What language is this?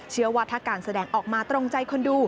Thai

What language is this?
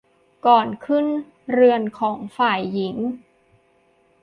Thai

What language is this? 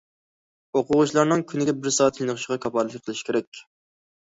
Uyghur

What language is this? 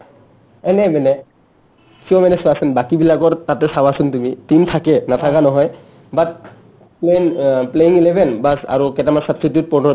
Assamese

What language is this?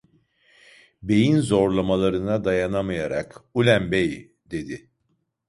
Turkish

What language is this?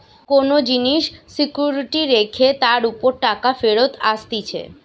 Bangla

